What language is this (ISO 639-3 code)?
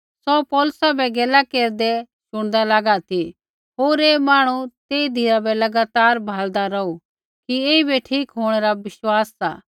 kfx